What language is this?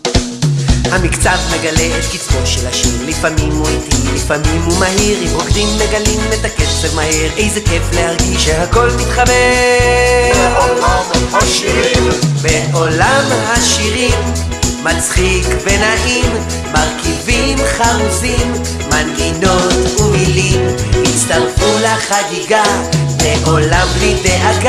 Hebrew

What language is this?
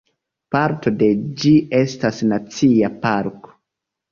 Esperanto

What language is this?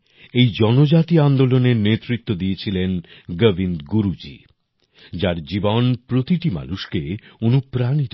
Bangla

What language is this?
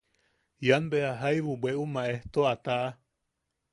Yaqui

